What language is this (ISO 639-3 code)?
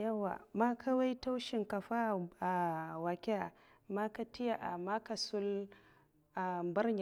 maf